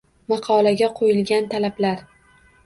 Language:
Uzbek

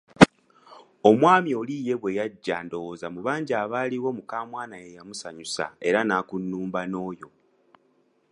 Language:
Ganda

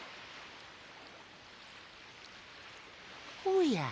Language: Japanese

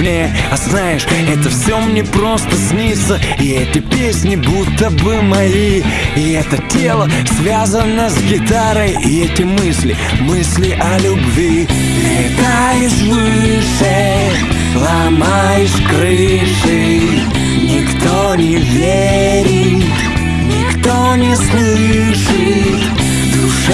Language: Russian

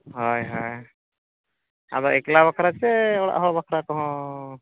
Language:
Santali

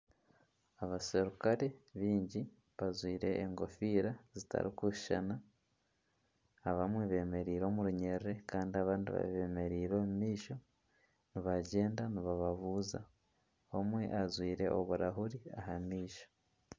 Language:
Nyankole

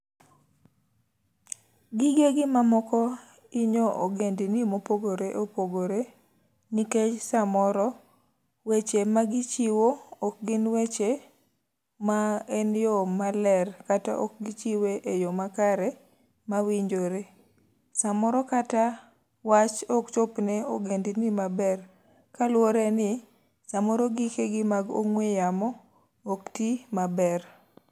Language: Luo (Kenya and Tanzania)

